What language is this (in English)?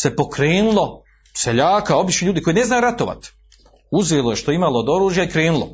Croatian